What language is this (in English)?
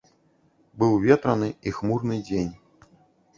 Belarusian